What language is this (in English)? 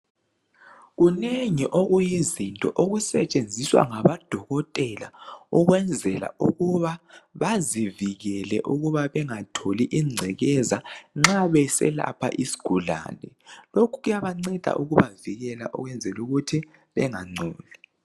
North Ndebele